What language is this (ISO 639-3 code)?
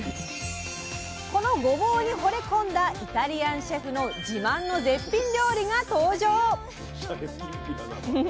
jpn